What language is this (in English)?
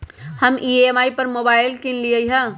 Magahi